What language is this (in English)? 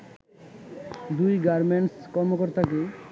Bangla